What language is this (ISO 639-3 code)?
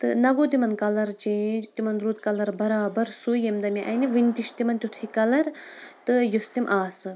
kas